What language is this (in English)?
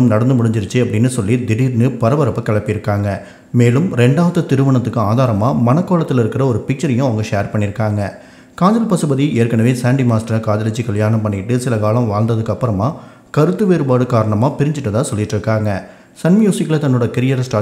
Tamil